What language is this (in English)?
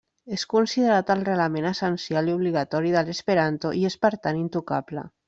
Catalan